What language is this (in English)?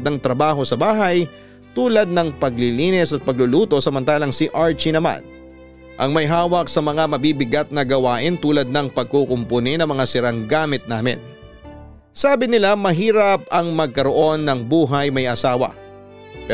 Filipino